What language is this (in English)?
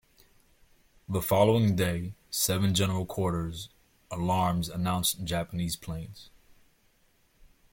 English